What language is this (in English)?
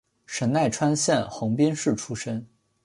Chinese